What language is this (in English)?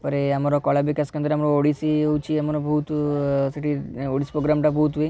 Odia